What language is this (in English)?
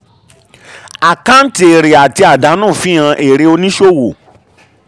Yoruba